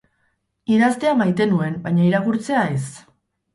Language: Basque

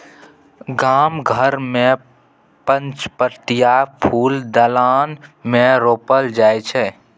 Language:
Maithili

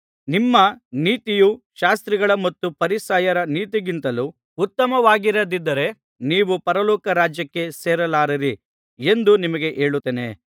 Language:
Kannada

